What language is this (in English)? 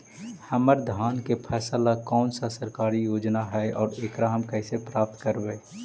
Magahi